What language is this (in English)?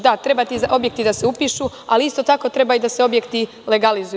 Serbian